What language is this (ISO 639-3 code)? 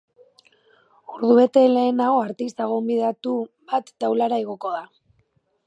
eus